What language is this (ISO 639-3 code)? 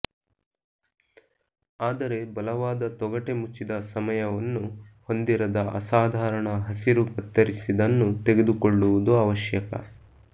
kan